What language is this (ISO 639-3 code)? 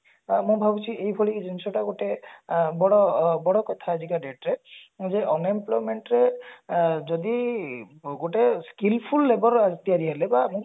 ori